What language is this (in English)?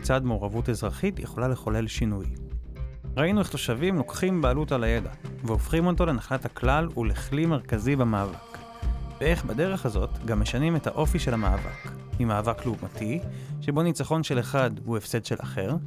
Hebrew